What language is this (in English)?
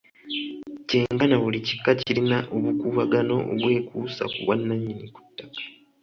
Ganda